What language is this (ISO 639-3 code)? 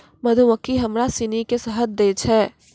mai